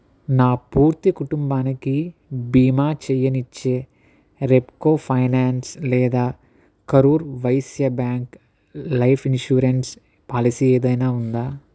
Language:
Telugu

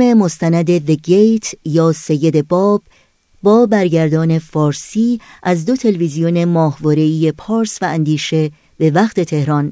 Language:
Persian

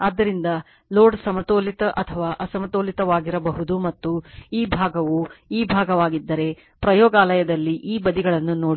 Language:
Kannada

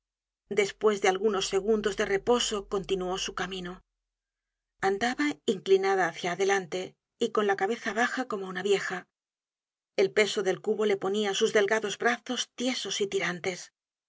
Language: Spanish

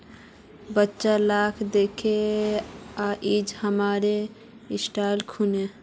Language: Magahi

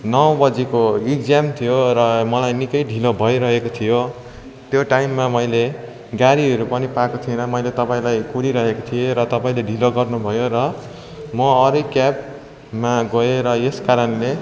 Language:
Nepali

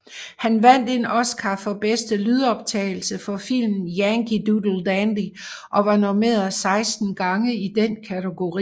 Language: Danish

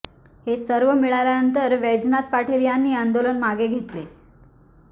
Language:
Marathi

